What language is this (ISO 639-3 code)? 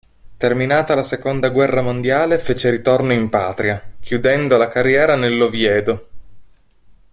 ita